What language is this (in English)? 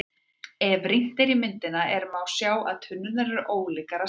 Icelandic